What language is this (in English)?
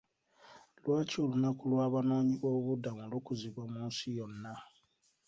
Ganda